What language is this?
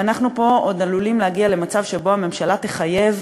Hebrew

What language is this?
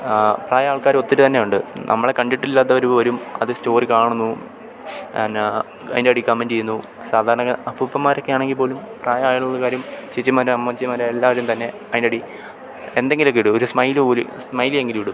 Malayalam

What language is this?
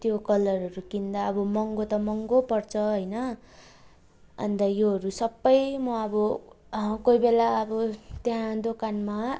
Nepali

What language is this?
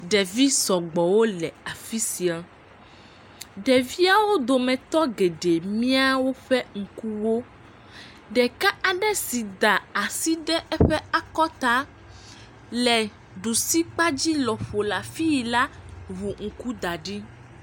Ewe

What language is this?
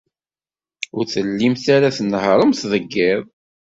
Kabyle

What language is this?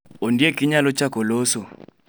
Luo (Kenya and Tanzania)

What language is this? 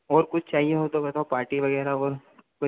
Hindi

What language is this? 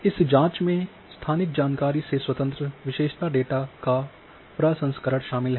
Hindi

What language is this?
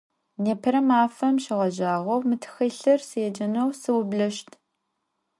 Adyghe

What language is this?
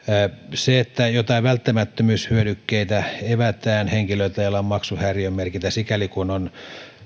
Finnish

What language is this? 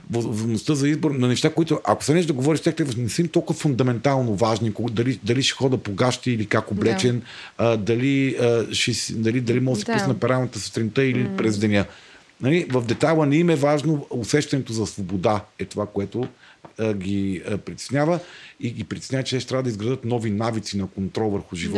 Bulgarian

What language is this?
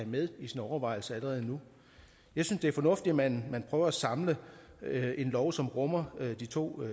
Danish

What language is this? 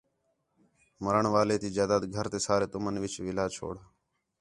Khetrani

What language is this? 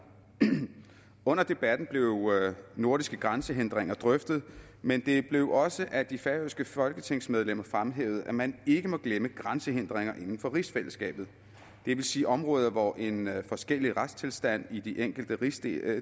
Danish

